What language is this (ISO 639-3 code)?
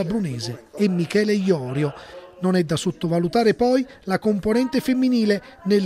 ita